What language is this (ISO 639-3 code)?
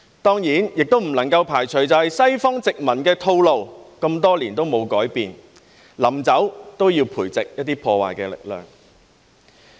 yue